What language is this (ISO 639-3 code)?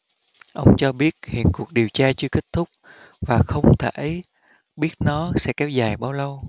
vie